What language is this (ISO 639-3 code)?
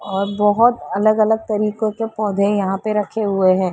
hin